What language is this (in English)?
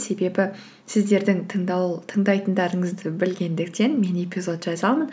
Kazakh